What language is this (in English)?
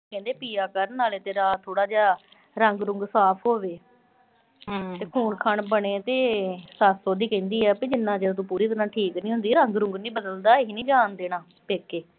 Punjabi